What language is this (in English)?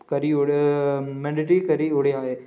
Dogri